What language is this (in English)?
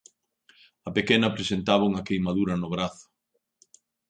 Galician